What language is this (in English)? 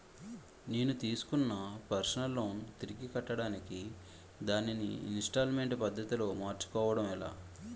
Telugu